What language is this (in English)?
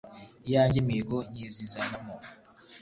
Kinyarwanda